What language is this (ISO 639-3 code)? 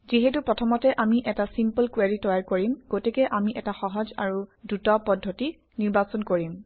asm